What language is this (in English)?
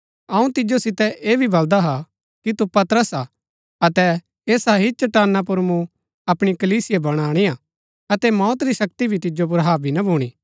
Gaddi